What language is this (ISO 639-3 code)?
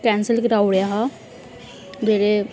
doi